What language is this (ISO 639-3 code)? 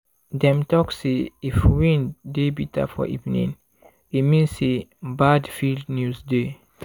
pcm